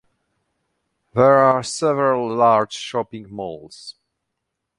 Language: English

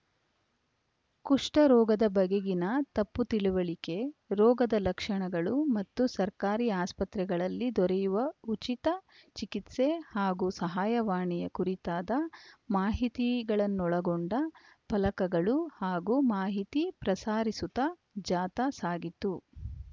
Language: Kannada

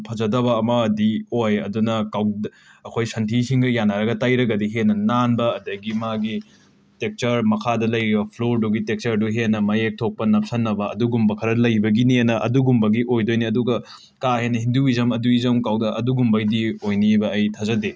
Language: Manipuri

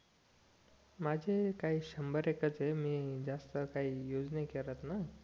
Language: Marathi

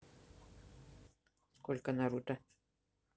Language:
Russian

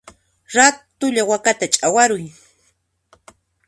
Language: Puno Quechua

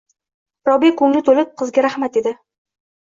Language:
Uzbek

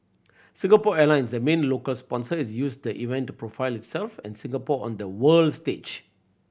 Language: English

